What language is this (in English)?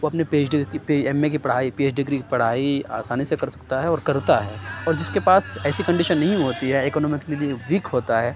Urdu